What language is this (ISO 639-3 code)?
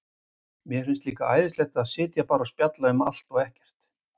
isl